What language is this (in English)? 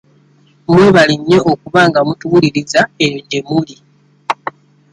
Ganda